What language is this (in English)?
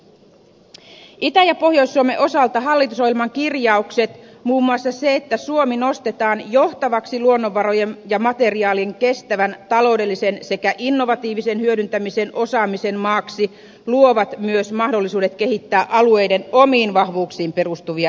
Finnish